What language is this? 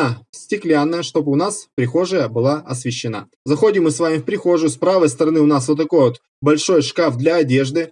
Russian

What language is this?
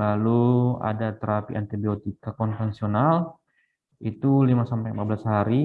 Indonesian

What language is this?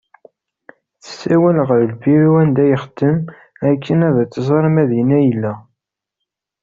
Kabyle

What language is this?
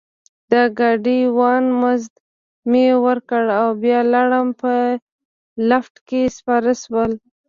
Pashto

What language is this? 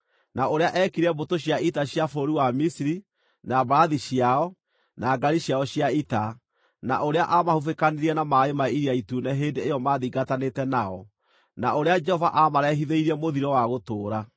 Kikuyu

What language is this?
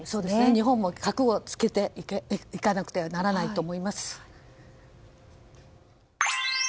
Japanese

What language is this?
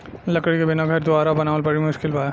Bhojpuri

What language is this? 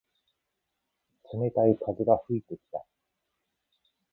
Japanese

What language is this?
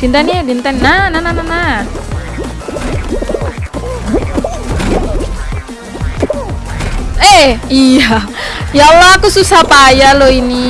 Indonesian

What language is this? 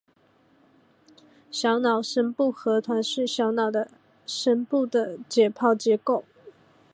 Chinese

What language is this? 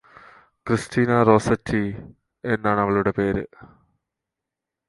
Malayalam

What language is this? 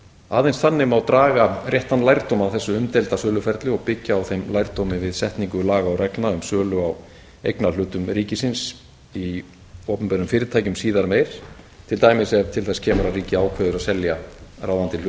Icelandic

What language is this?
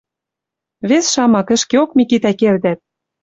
Western Mari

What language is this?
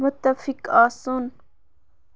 Kashmiri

